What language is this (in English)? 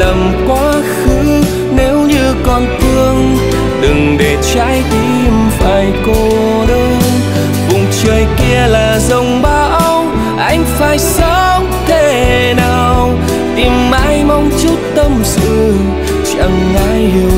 Vietnamese